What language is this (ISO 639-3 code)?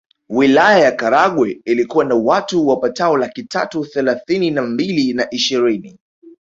swa